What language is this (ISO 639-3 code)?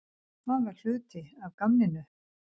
isl